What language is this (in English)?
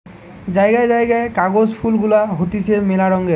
Bangla